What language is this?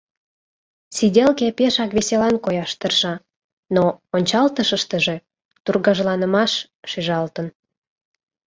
Mari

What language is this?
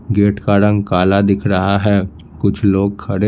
Hindi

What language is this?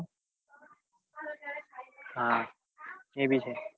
Gujarati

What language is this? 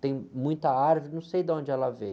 Portuguese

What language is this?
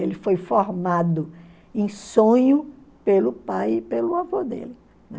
Portuguese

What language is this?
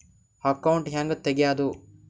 Kannada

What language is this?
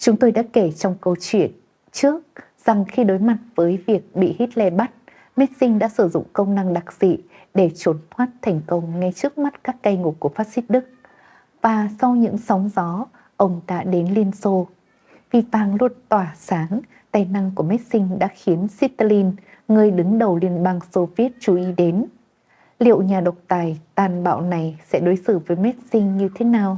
Vietnamese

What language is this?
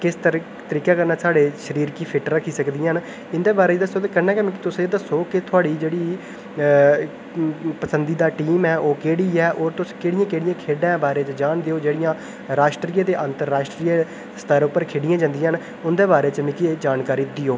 Dogri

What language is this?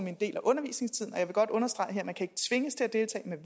Danish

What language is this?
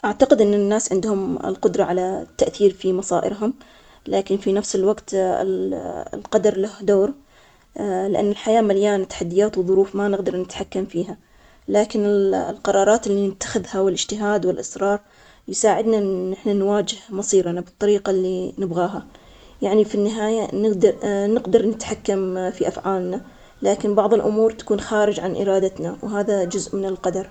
Omani Arabic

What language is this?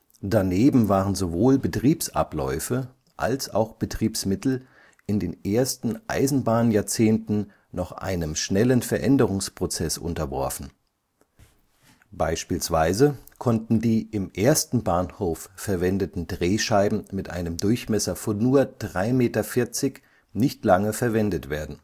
German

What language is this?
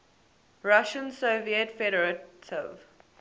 English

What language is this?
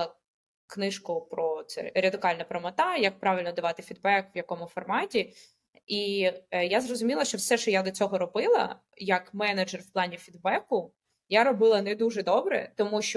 Ukrainian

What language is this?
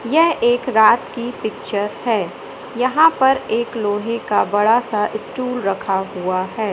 Hindi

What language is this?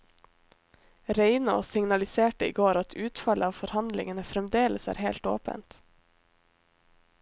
Norwegian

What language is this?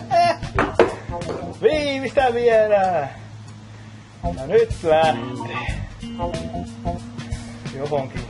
Finnish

